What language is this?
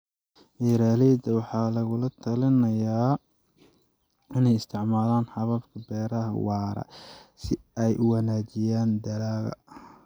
Somali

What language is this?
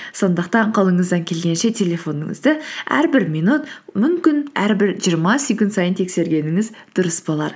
Kazakh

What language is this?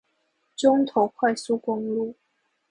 Chinese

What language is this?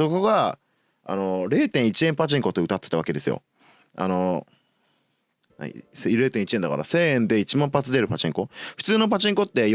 Japanese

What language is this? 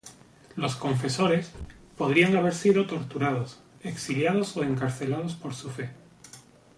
Spanish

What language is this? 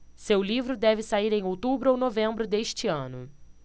Portuguese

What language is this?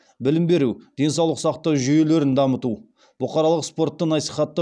Kazakh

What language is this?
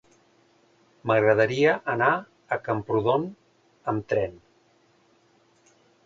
Catalan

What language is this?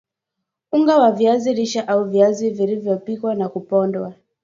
Swahili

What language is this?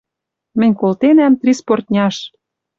Western Mari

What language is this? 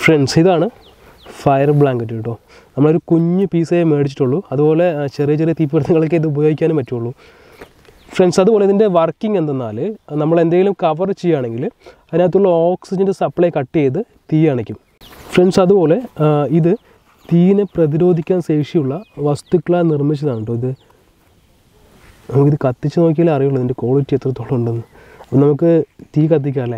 Malayalam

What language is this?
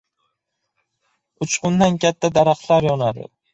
Uzbek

